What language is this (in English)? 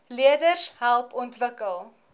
Afrikaans